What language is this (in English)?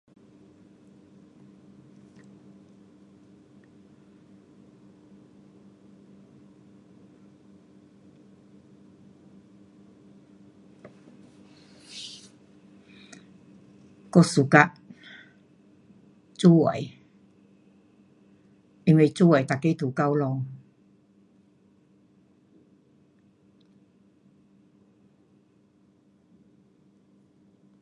Pu-Xian Chinese